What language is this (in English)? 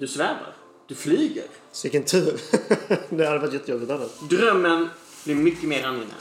Swedish